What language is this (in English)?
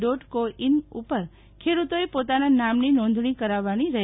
Gujarati